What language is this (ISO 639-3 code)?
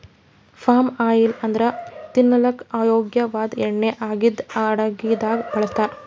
kan